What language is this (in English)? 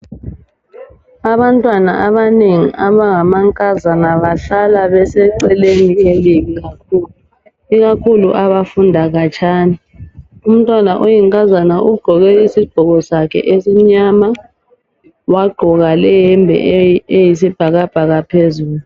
North Ndebele